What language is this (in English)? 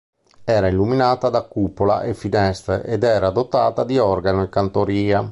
Italian